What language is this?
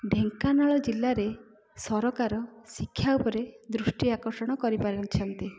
Odia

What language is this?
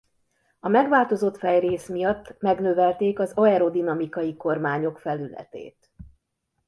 Hungarian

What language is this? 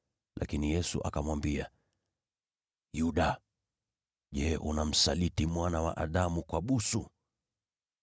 Swahili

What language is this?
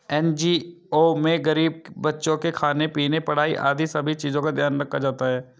Hindi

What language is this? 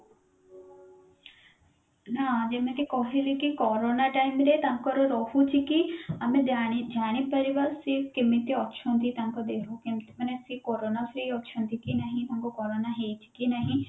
Odia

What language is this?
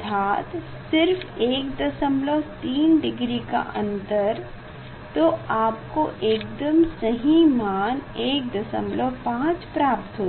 Hindi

